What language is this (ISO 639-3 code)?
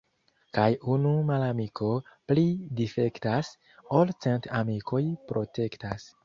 epo